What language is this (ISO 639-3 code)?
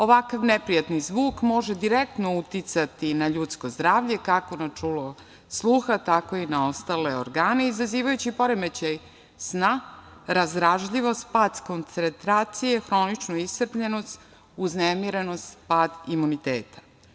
srp